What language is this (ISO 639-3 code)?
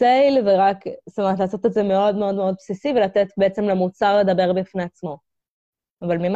heb